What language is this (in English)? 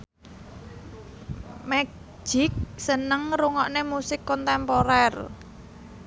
Javanese